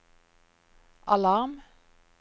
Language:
Norwegian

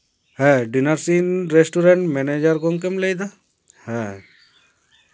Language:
Santali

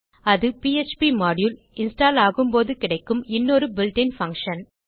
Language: Tamil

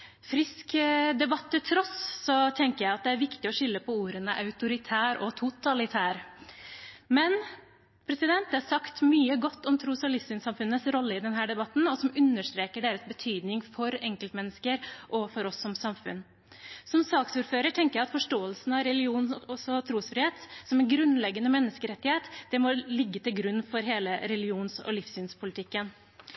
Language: Norwegian Bokmål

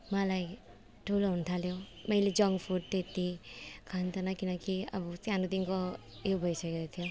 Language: Nepali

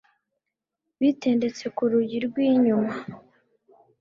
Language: Kinyarwanda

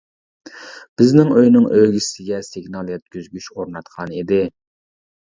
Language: Uyghur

